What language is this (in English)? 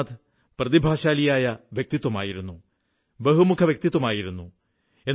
Malayalam